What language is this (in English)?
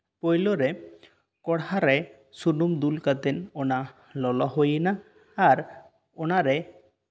Santali